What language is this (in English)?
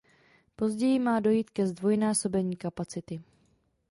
Czech